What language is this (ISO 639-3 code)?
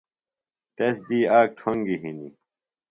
phl